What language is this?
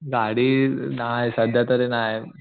Marathi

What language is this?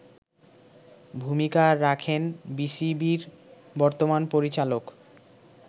Bangla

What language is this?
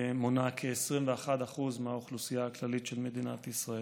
Hebrew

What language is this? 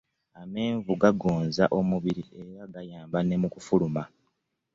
Ganda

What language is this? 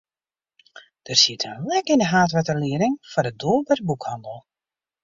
Western Frisian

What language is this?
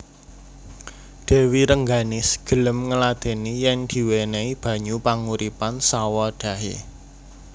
Javanese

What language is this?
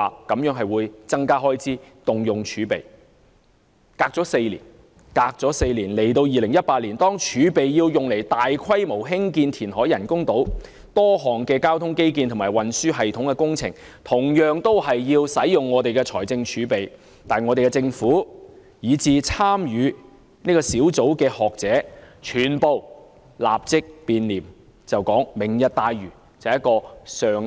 Cantonese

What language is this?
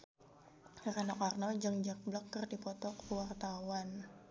Sundanese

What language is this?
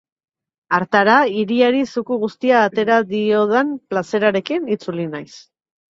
Basque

